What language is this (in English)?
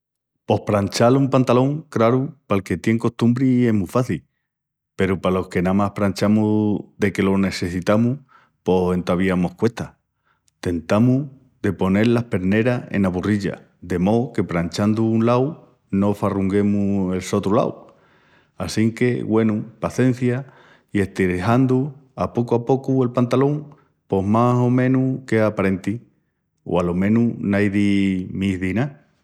Extremaduran